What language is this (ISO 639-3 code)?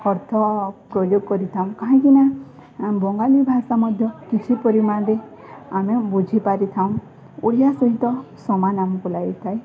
ori